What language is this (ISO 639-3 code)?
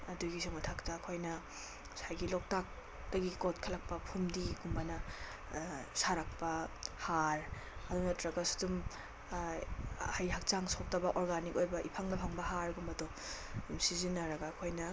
mni